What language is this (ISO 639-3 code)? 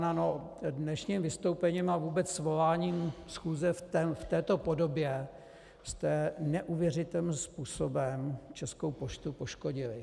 ces